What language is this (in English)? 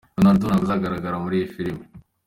Kinyarwanda